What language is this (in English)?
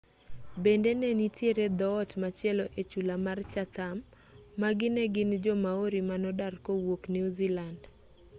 Luo (Kenya and Tanzania)